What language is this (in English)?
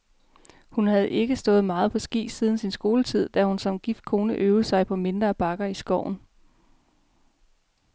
Danish